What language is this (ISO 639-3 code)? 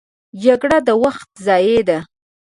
pus